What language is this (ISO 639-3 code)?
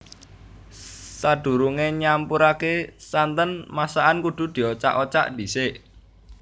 jav